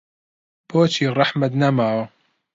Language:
Central Kurdish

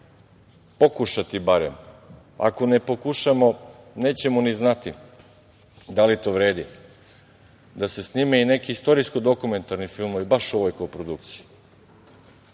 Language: Serbian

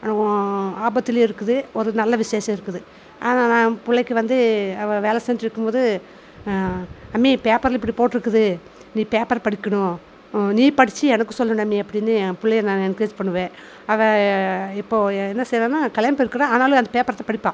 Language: Tamil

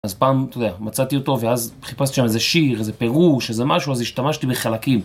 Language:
Hebrew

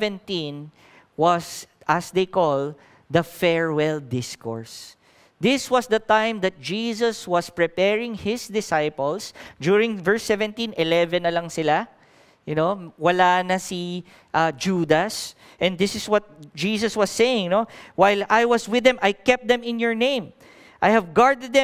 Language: English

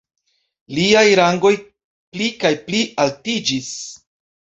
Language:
Esperanto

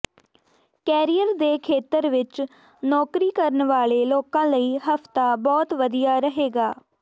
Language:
Punjabi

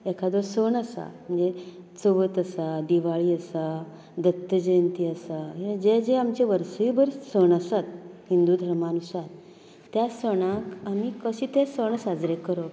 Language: Konkani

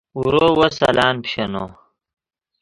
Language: Yidgha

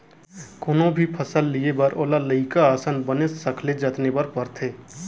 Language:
Chhattisgarhi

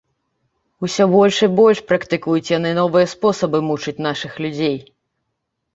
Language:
Belarusian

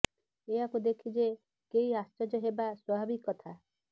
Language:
Odia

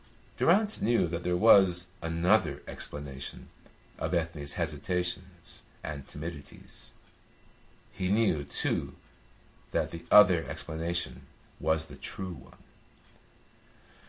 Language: English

